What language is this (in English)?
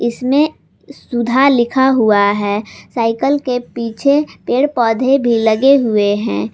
Hindi